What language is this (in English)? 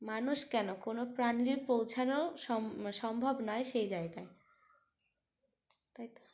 Bangla